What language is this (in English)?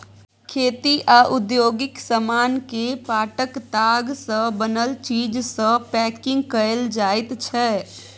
Maithili